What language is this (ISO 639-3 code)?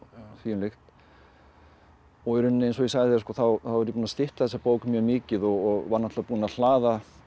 isl